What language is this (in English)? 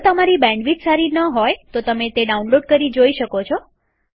Gujarati